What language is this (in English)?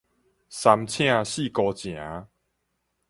Min Nan Chinese